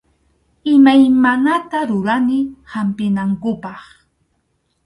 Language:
Arequipa-La Unión Quechua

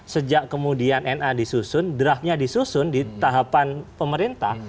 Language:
Indonesian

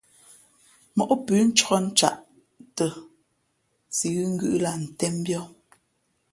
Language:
Fe'fe'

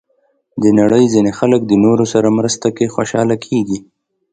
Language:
Pashto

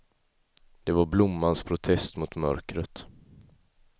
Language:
Swedish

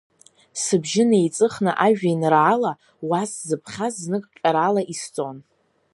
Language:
Abkhazian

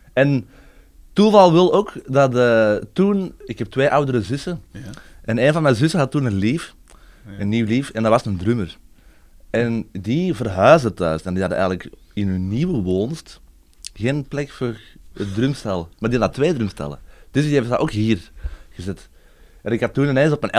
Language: Dutch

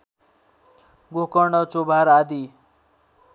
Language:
Nepali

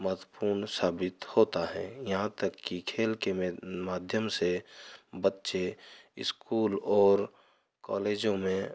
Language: Hindi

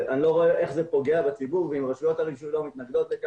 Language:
Hebrew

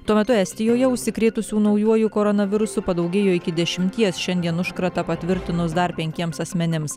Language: Lithuanian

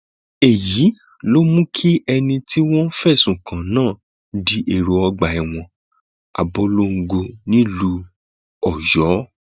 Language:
Yoruba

